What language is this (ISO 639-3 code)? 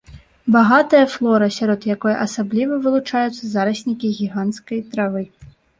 bel